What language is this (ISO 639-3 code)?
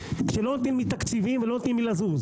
heb